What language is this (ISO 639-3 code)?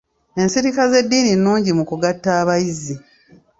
lug